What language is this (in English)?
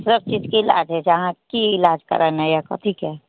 Maithili